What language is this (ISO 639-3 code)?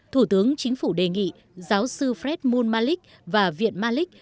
vie